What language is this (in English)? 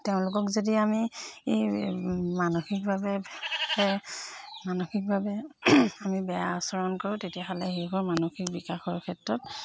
Assamese